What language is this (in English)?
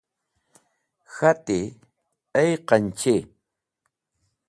Wakhi